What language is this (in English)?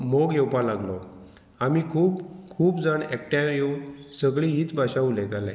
Konkani